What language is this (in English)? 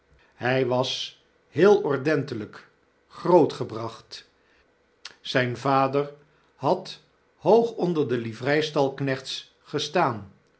Dutch